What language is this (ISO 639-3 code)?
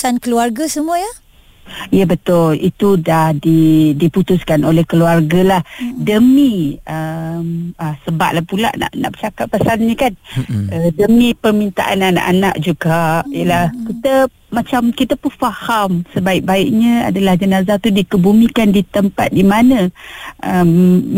msa